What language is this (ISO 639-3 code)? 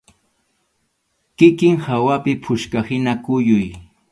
qxu